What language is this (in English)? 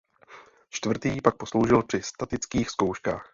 Czech